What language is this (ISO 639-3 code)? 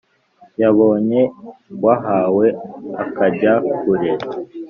kin